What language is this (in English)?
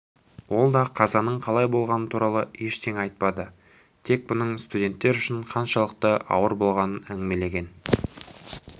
Kazakh